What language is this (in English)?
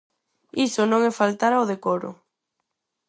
Galician